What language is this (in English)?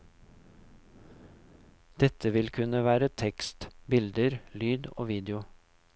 Norwegian